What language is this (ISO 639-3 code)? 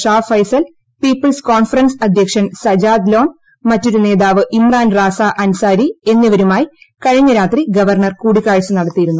mal